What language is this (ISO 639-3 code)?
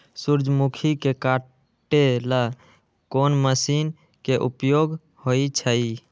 mag